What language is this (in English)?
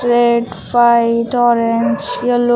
Hindi